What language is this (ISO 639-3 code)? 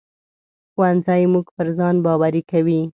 pus